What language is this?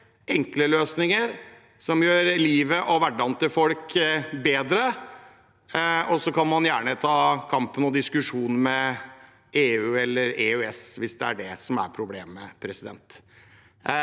Norwegian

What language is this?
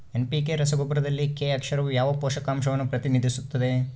Kannada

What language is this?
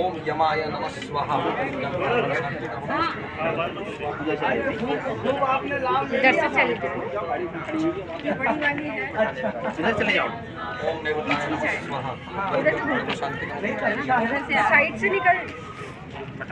Hindi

